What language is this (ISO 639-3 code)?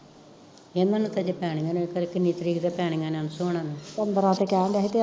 pan